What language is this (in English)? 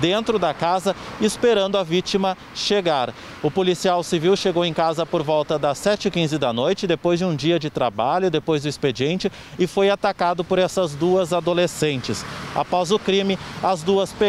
Portuguese